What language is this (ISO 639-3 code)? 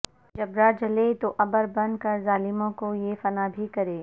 urd